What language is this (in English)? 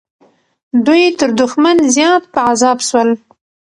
Pashto